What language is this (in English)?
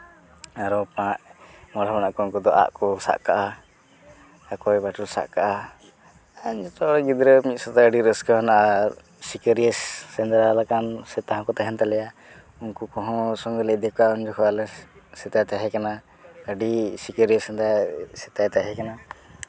Santali